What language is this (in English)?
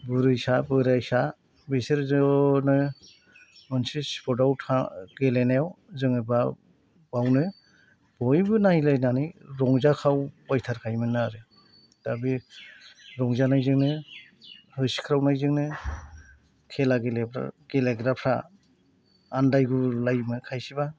Bodo